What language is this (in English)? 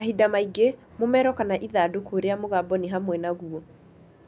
Kikuyu